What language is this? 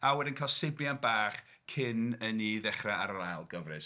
Welsh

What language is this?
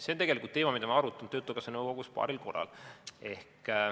Estonian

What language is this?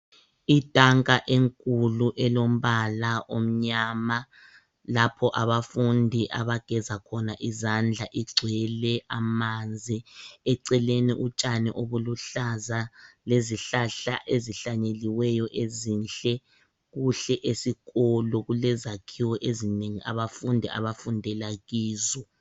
North Ndebele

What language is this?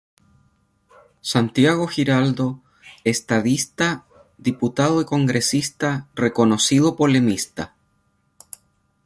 Spanish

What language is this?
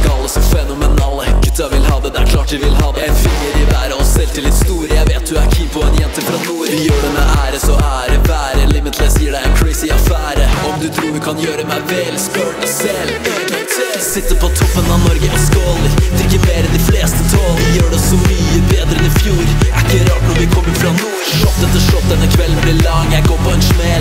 Norwegian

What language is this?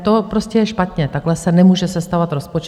Czech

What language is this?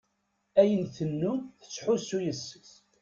Kabyle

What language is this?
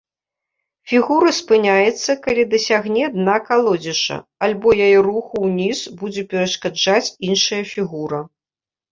Belarusian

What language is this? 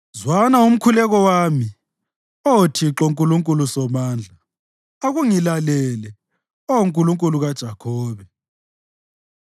North Ndebele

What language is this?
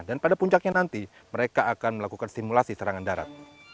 Indonesian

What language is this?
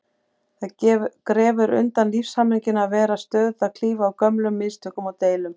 Icelandic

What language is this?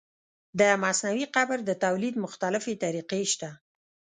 Pashto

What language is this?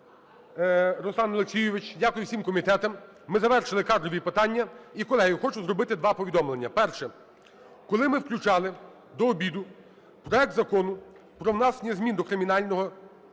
Ukrainian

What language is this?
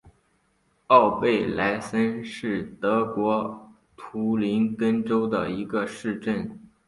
Chinese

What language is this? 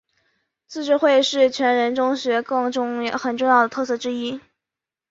Chinese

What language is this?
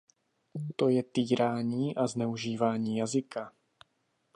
Czech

